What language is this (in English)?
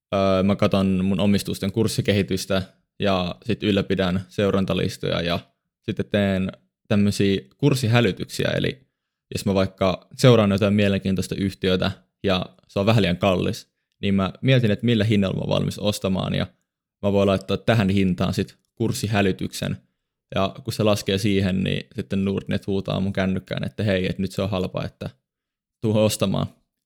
Finnish